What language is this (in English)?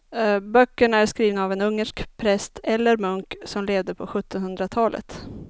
Swedish